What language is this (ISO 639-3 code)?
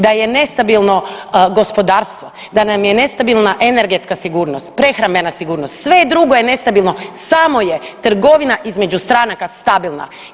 hrv